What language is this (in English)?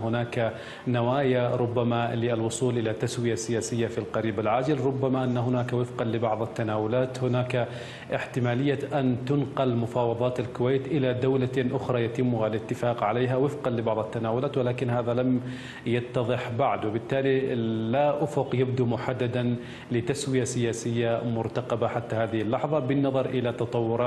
Arabic